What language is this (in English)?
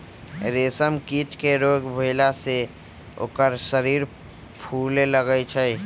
Magahi